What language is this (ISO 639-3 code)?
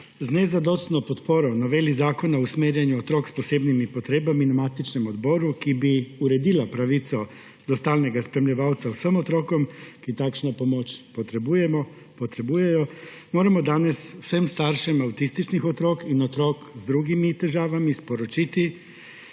slv